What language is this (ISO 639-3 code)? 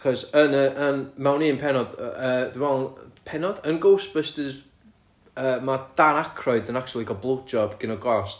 cym